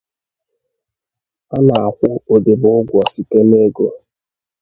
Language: Igbo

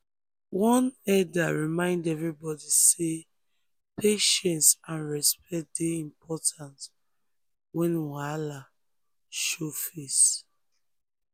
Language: Nigerian Pidgin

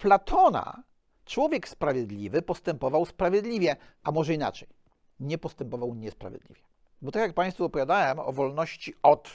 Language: Polish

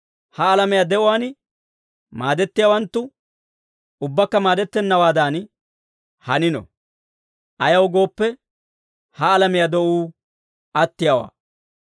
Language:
Dawro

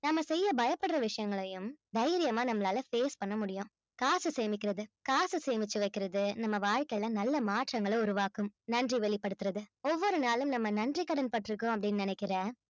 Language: Tamil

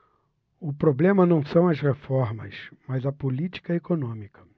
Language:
Portuguese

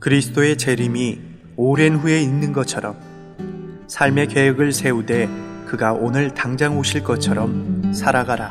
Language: Korean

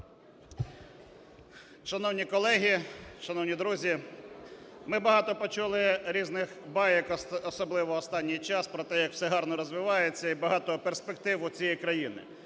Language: Ukrainian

